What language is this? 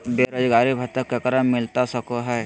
Magahi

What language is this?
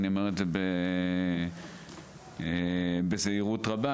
Hebrew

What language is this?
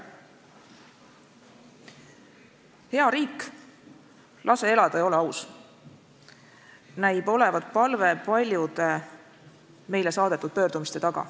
Estonian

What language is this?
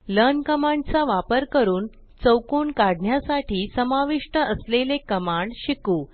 Marathi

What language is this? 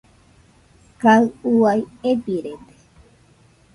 Nüpode Huitoto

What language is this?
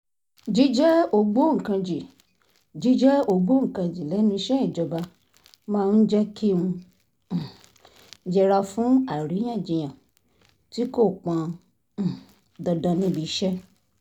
Yoruba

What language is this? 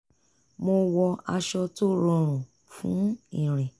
Yoruba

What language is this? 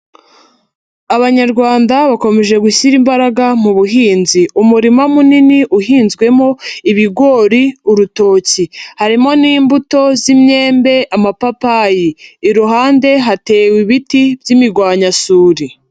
Kinyarwanda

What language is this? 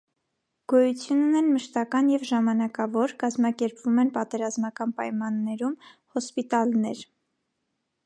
Armenian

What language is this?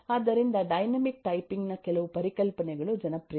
Kannada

